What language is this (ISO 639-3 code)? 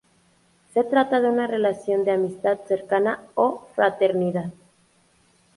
spa